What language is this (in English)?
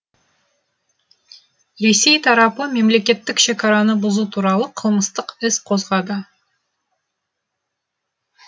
Kazakh